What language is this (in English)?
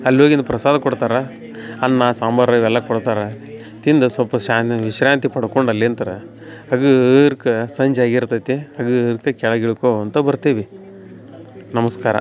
Kannada